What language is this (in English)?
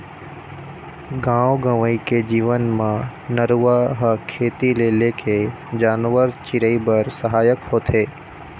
Chhattisgarhi